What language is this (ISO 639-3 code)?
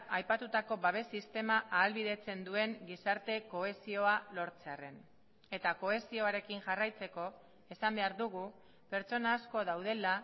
eus